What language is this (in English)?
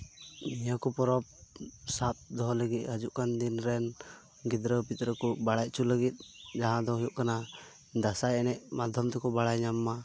Santali